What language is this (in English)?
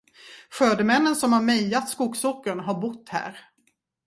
Swedish